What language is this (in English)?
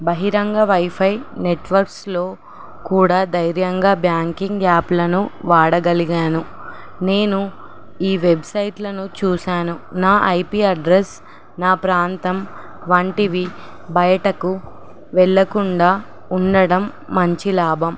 Telugu